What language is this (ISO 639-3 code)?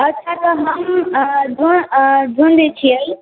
mai